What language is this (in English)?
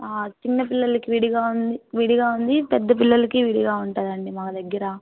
Telugu